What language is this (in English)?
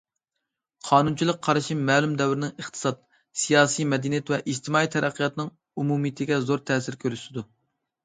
Uyghur